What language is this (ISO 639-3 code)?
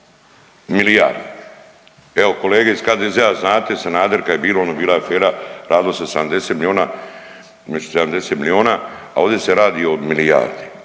hrv